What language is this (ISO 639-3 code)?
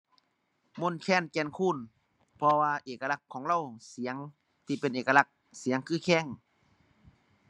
tha